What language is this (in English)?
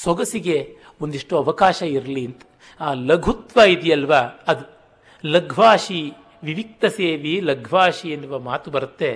Kannada